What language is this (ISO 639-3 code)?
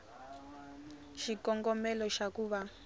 tso